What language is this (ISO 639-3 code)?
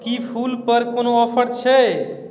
mai